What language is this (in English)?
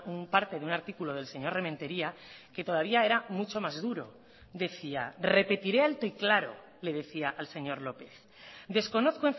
Spanish